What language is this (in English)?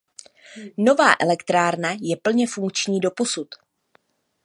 Czech